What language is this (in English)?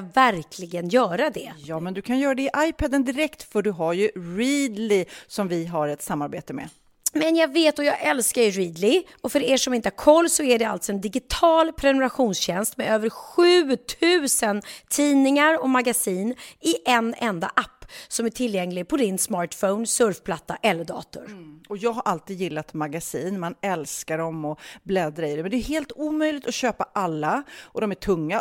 Swedish